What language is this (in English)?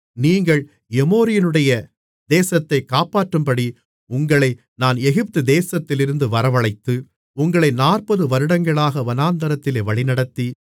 Tamil